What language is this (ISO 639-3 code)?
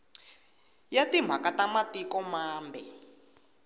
tso